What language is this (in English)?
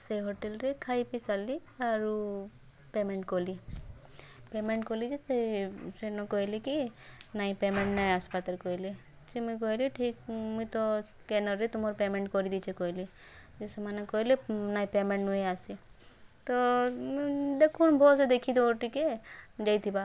Odia